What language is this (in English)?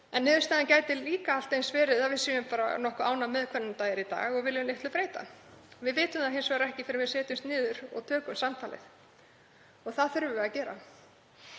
Icelandic